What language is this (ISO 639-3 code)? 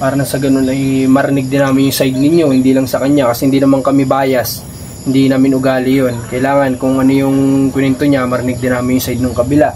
fil